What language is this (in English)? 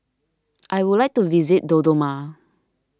English